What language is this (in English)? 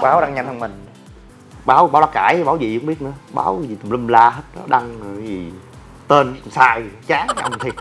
Vietnamese